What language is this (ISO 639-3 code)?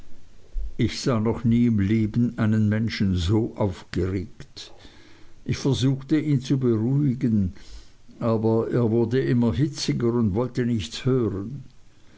deu